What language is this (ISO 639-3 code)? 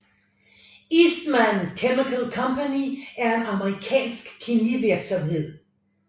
dan